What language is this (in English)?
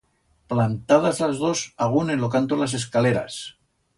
Aragonese